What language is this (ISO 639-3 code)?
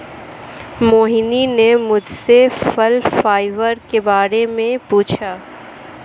hin